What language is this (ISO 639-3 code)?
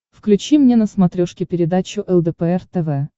rus